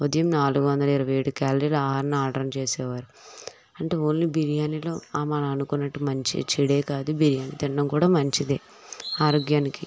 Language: Telugu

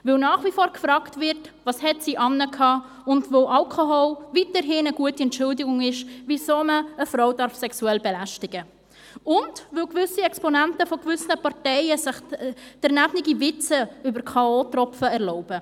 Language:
Swiss German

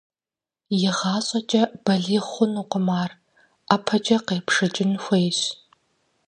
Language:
Kabardian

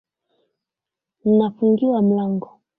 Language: Swahili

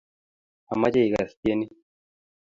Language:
Kalenjin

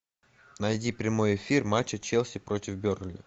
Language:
Russian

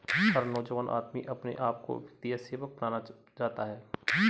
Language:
Hindi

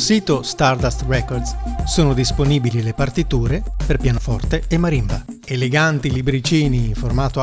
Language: Italian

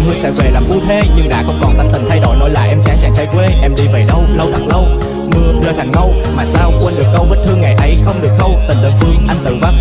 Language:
Vietnamese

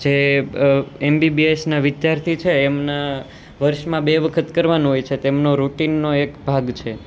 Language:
Gujarati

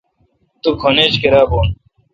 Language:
Kalkoti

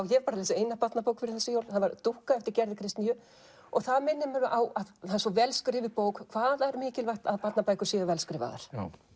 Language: Icelandic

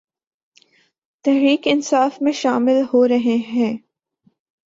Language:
Urdu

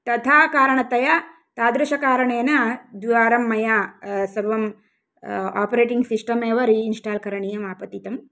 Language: Sanskrit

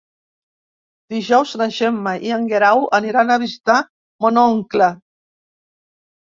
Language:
Catalan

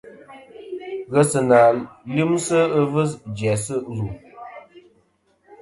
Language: Kom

